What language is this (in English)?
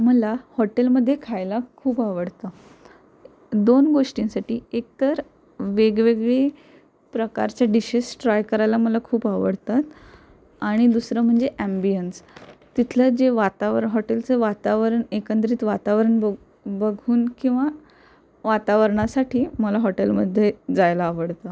Marathi